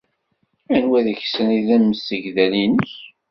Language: Kabyle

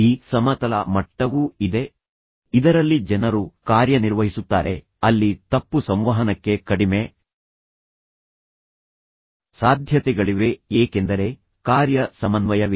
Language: Kannada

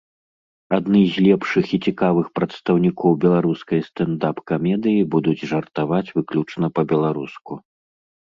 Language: Belarusian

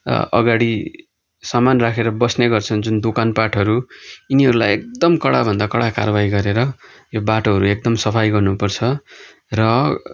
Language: Nepali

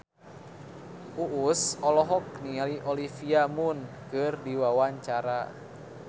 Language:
Sundanese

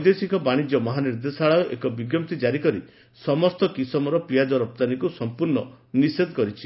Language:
Odia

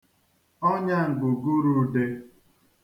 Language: Igbo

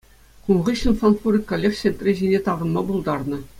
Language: Chuvash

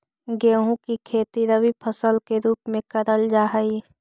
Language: Magahi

